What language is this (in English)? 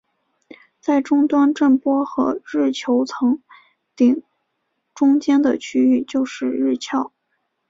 Chinese